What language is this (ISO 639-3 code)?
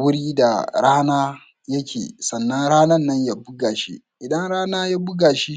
hau